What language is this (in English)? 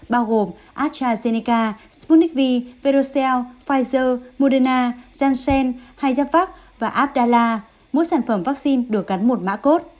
Vietnamese